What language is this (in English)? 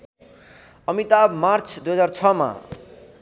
Nepali